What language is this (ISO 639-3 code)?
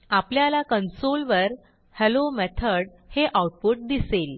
mar